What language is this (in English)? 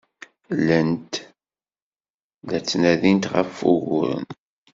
Kabyle